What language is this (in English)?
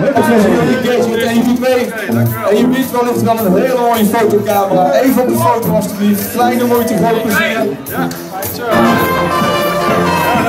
Dutch